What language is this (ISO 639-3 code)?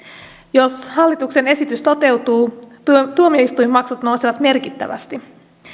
fin